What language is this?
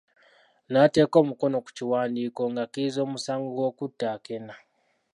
Ganda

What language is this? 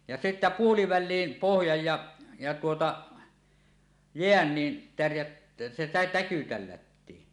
Finnish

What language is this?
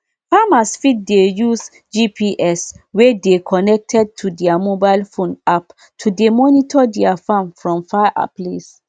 Nigerian Pidgin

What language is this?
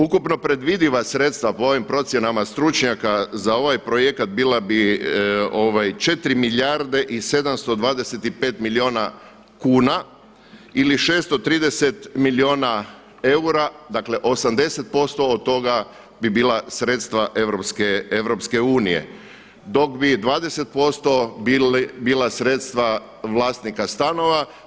Croatian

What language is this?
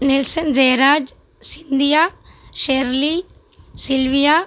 Tamil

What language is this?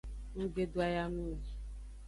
Aja (Benin)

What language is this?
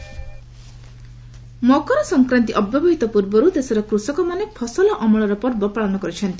Odia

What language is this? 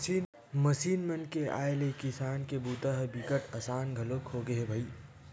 Chhattisgarhi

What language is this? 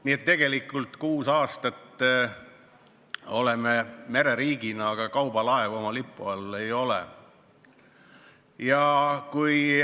Estonian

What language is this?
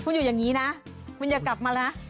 Thai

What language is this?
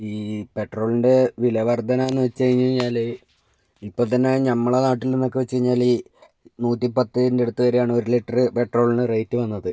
Malayalam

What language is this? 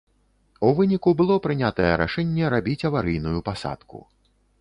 Belarusian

